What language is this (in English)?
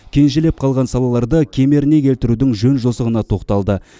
Kazakh